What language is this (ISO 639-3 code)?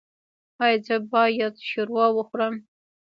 pus